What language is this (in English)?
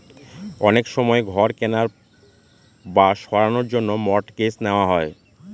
Bangla